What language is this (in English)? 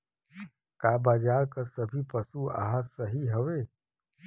Bhojpuri